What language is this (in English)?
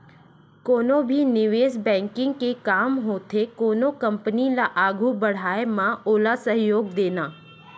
Chhattisgarhi